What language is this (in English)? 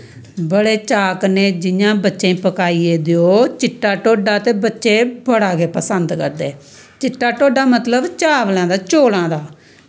Dogri